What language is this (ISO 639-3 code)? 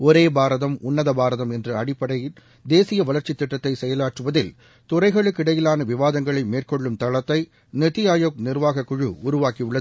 tam